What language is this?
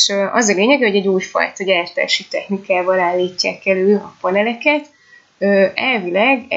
Hungarian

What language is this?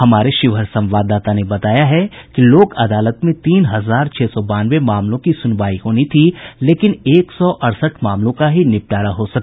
Hindi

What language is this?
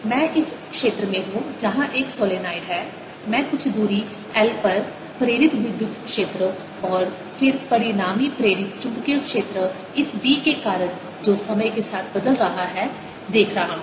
Hindi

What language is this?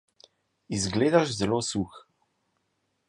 Slovenian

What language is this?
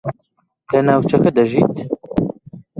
Central Kurdish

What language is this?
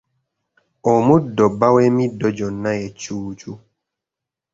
Ganda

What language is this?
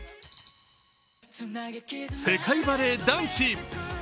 Japanese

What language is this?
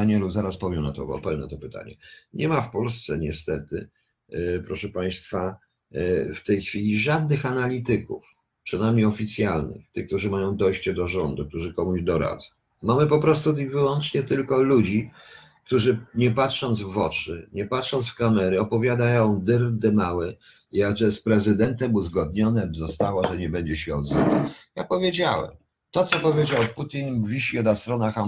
Polish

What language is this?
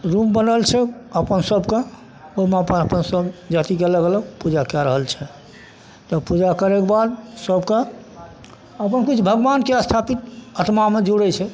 Maithili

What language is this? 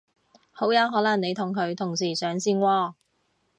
Cantonese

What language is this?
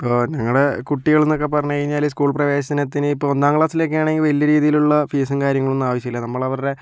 Malayalam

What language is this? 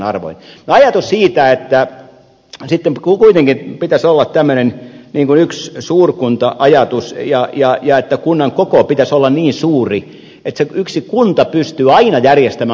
Finnish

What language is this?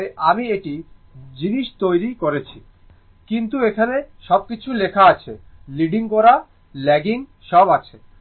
Bangla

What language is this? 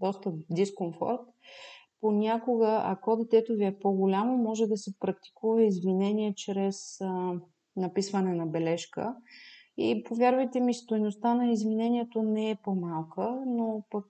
Bulgarian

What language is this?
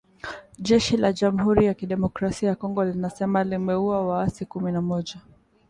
Swahili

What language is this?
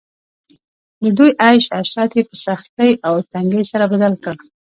Pashto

